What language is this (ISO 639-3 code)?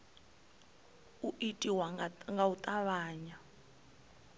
ven